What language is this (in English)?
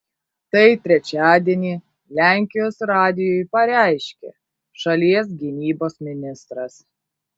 Lithuanian